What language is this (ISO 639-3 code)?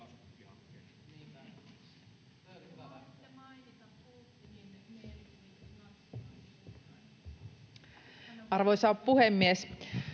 fin